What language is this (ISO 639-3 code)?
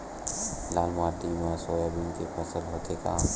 hne